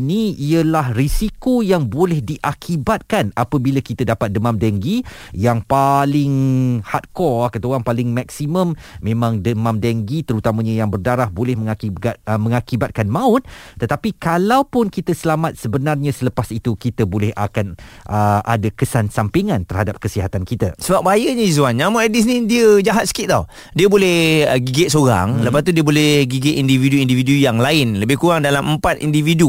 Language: Malay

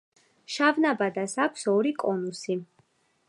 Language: Georgian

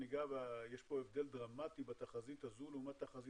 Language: Hebrew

